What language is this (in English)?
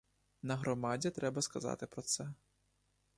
Ukrainian